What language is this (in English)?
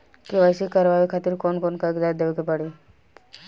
Bhojpuri